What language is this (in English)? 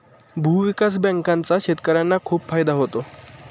Marathi